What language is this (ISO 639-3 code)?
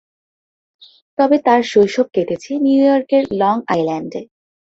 ben